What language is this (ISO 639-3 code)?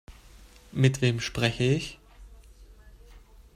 deu